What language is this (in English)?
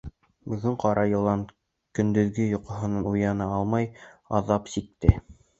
Bashkir